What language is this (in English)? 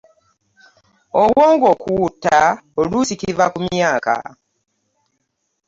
Ganda